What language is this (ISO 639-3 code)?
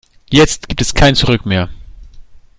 deu